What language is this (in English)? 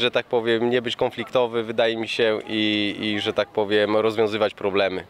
Polish